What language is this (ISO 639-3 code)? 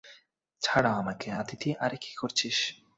ben